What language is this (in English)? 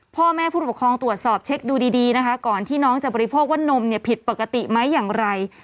Thai